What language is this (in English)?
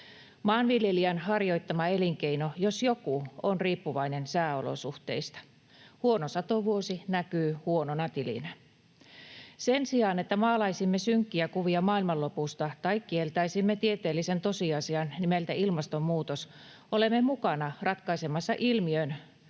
Finnish